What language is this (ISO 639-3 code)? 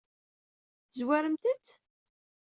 kab